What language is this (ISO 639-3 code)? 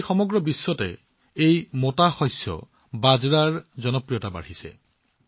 asm